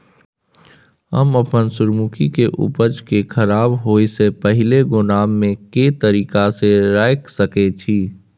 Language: Maithili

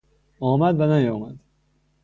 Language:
Persian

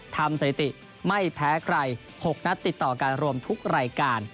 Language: Thai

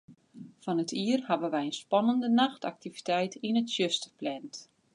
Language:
Western Frisian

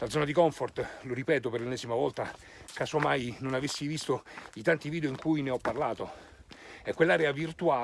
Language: Italian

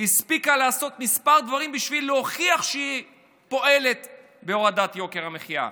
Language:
Hebrew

